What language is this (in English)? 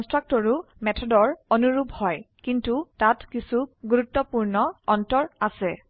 Assamese